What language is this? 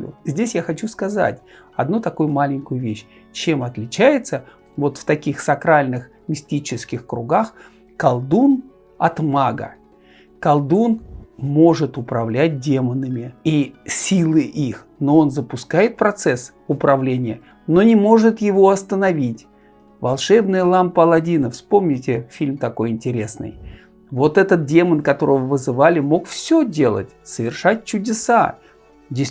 Russian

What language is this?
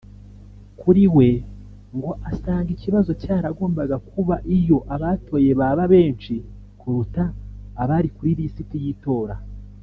Kinyarwanda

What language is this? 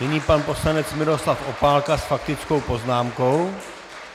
Czech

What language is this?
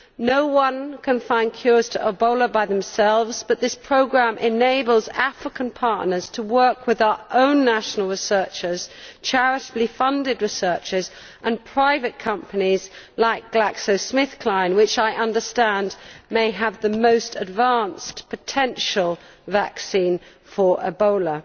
English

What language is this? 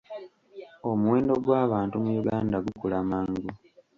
Ganda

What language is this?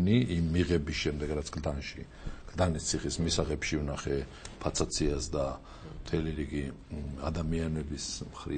Romanian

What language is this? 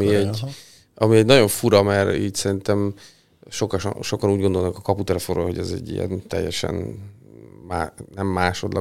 Hungarian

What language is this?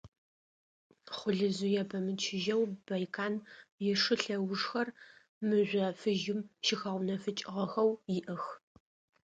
Adyghe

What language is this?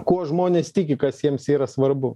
Lithuanian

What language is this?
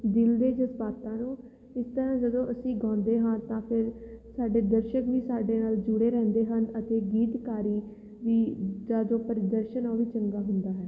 Punjabi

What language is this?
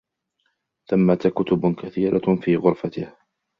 Arabic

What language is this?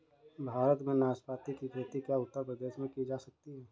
Hindi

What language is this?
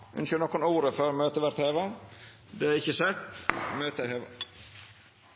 Norwegian Nynorsk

